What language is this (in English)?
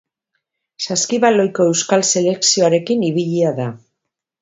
Basque